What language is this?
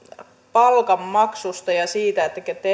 Finnish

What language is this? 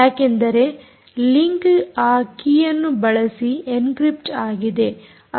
Kannada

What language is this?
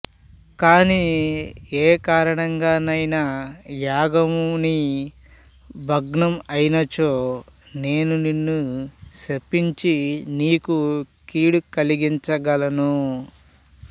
Telugu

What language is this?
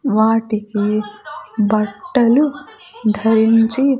Telugu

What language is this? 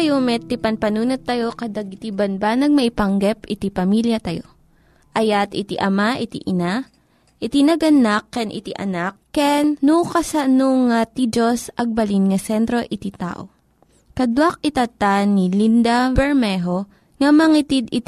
Filipino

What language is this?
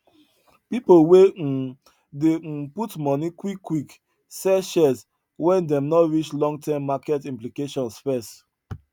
Nigerian Pidgin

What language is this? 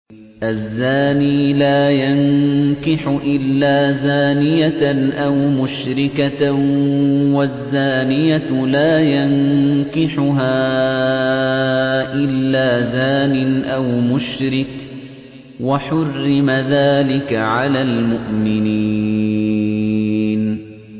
Arabic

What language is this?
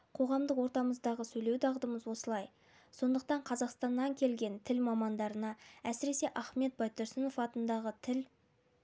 Kazakh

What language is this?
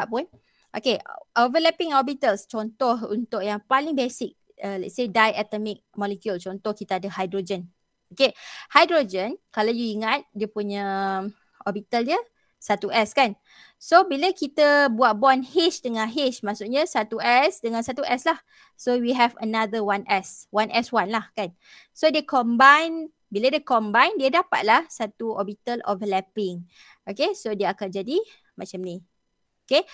Malay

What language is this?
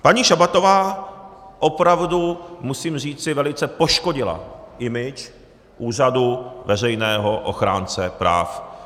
Czech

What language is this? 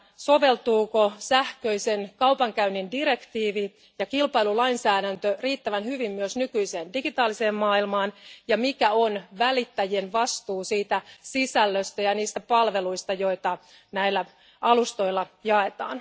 Finnish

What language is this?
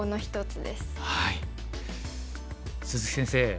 Japanese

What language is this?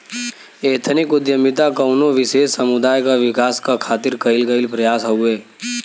Bhojpuri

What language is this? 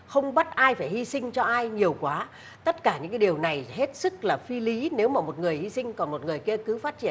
Vietnamese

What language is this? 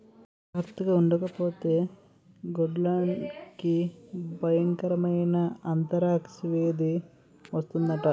Telugu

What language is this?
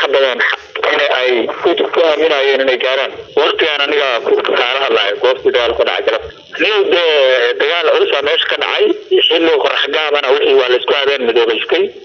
Arabic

